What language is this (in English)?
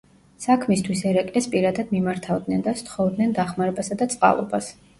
Georgian